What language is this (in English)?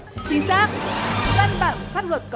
Vietnamese